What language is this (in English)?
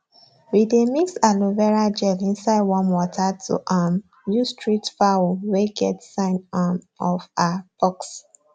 Nigerian Pidgin